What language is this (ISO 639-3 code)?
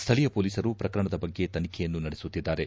kan